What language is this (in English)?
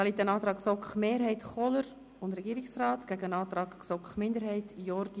Swiss German